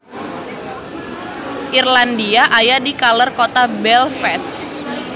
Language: Sundanese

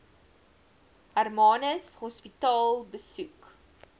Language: Afrikaans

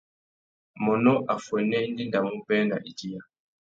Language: Tuki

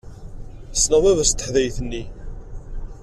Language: Kabyle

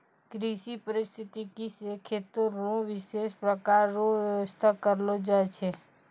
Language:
Maithili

